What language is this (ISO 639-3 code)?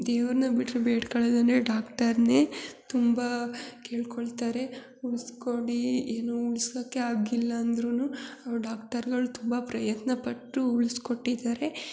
kan